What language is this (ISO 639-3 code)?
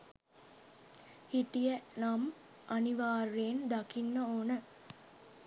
sin